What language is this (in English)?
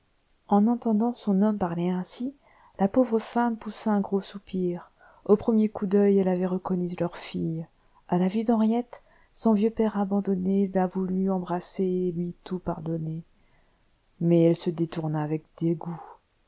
French